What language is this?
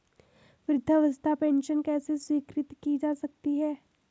Hindi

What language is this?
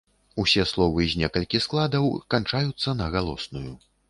Belarusian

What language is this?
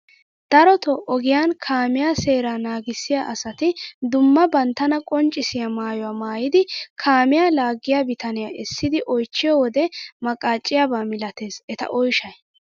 Wolaytta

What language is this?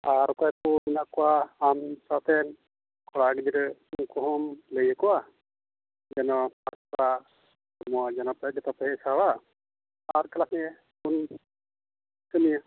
Santali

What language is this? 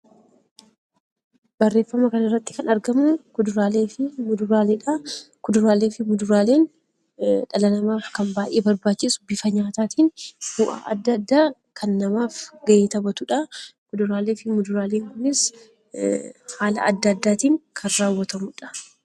Oromo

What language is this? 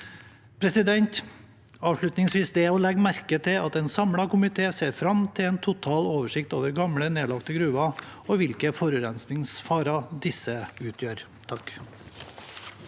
Norwegian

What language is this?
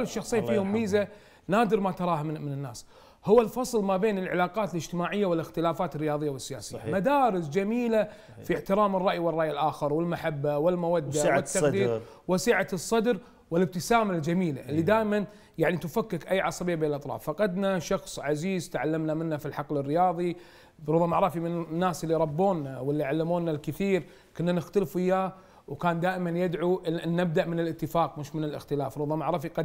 Arabic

